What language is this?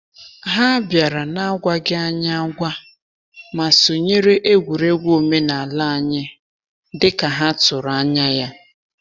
Igbo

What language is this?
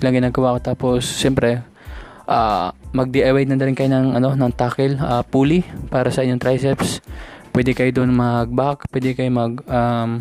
Filipino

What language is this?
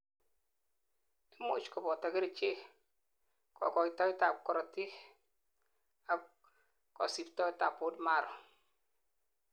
Kalenjin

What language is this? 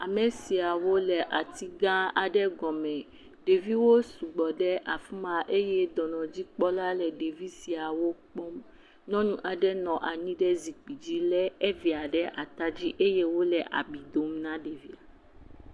Ewe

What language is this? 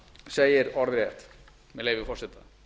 Icelandic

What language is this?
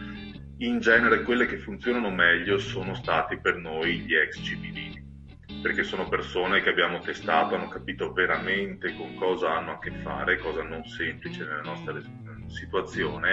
Italian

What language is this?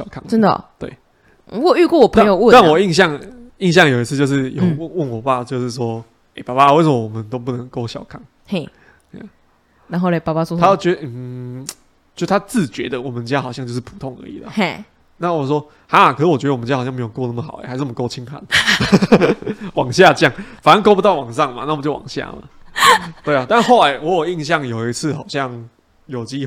Chinese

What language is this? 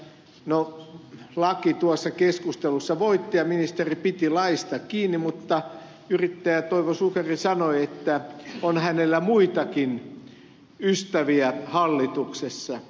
Finnish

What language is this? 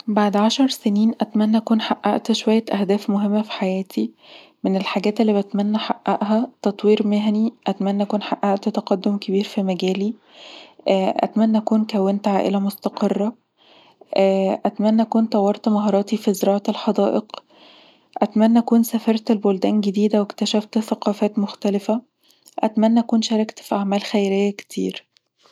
Egyptian Arabic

